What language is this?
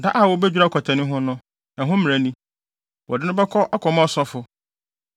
Akan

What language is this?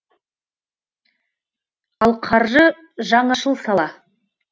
Kazakh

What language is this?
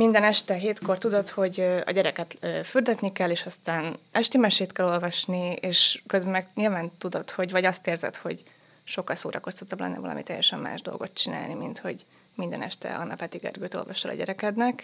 Hungarian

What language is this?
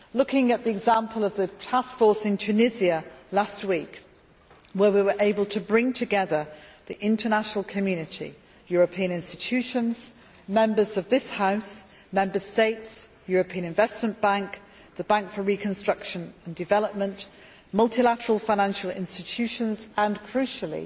English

